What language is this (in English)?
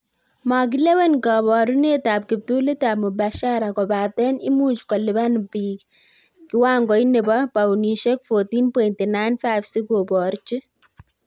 Kalenjin